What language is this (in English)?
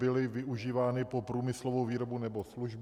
Czech